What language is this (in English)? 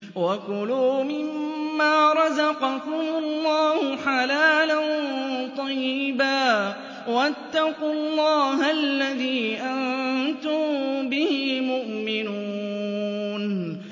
Arabic